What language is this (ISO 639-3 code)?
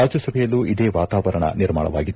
kan